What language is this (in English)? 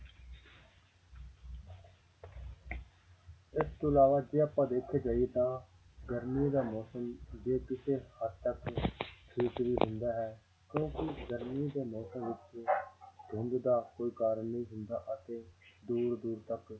Punjabi